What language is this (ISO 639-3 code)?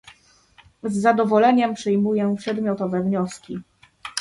pol